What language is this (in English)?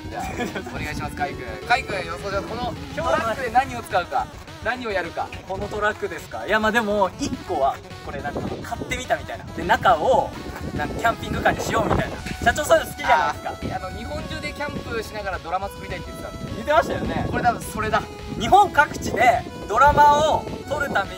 Japanese